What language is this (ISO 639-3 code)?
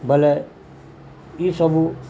ori